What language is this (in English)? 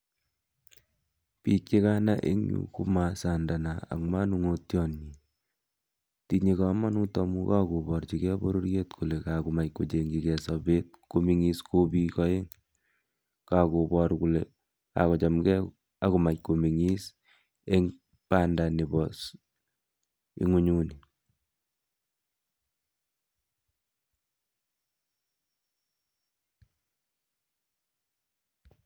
Kalenjin